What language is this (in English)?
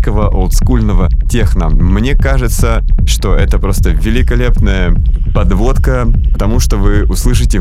Russian